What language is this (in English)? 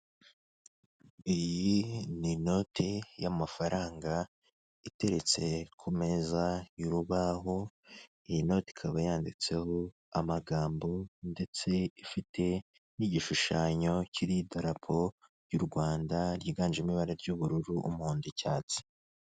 Kinyarwanda